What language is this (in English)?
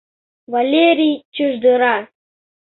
Mari